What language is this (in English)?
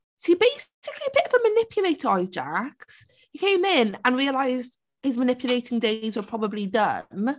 Welsh